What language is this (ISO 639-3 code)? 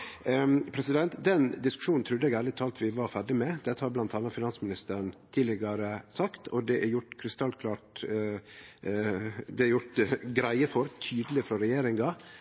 nno